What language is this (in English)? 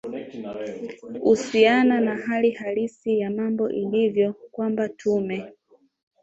Swahili